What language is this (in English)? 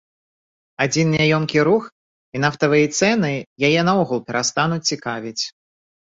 Belarusian